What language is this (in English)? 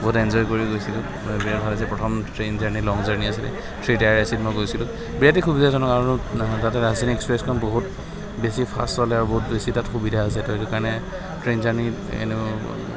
Assamese